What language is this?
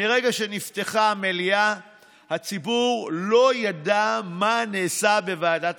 Hebrew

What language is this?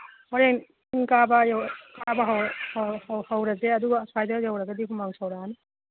Manipuri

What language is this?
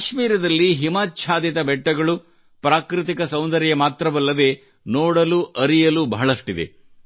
Kannada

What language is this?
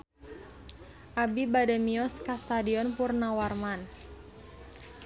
Sundanese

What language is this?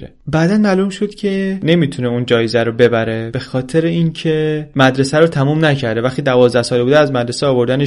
Persian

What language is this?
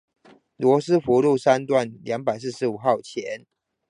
Chinese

